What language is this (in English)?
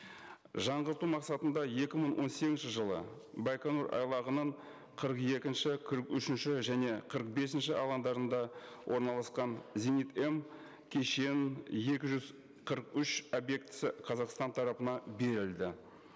Kazakh